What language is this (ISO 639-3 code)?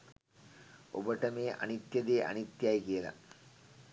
sin